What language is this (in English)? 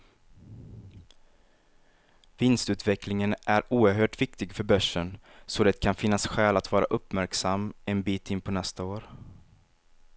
Swedish